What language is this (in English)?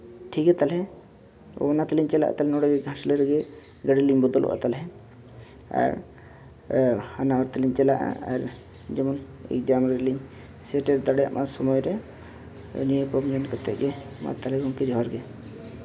Santali